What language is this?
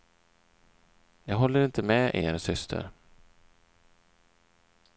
Swedish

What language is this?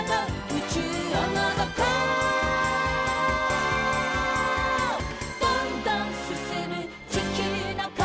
Japanese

